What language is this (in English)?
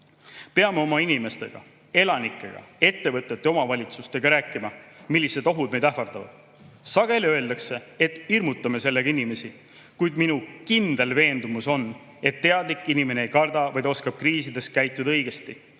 Estonian